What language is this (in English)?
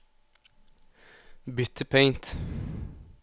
Norwegian